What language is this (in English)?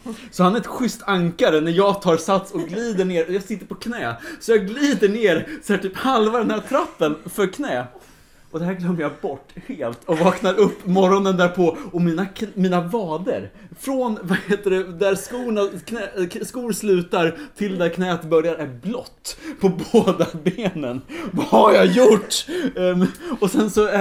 Swedish